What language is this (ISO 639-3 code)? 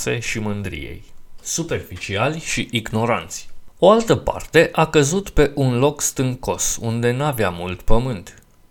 ron